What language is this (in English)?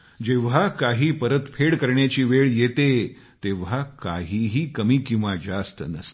Marathi